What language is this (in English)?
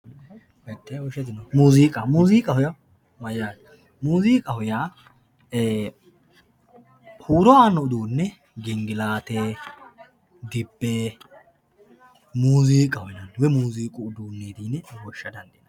Sidamo